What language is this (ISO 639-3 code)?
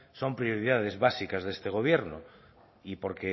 spa